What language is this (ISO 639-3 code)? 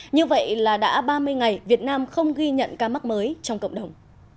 vie